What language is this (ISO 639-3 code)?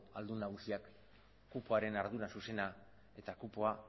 eus